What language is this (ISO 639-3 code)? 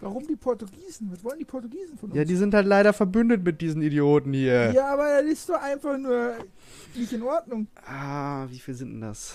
deu